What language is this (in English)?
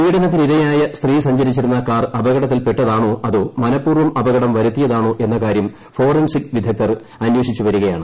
Malayalam